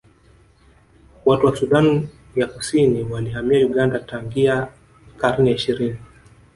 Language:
Swahili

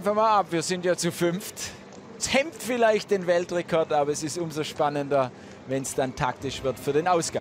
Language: German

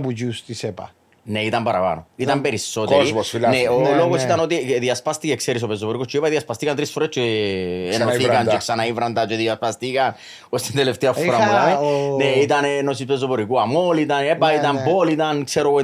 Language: Greek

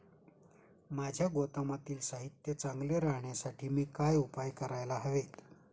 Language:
Marathi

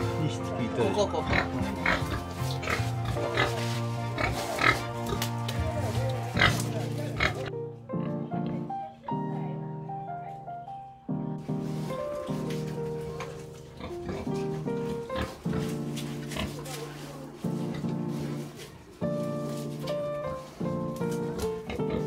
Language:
Japanese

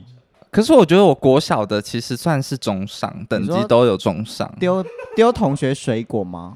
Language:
Chinese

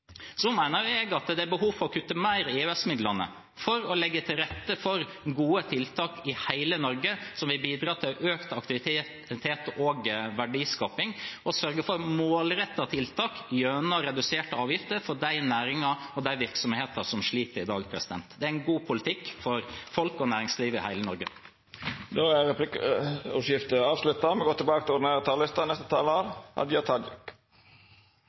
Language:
Norwegian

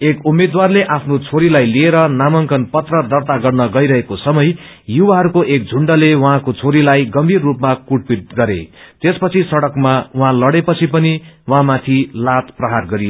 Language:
Nepali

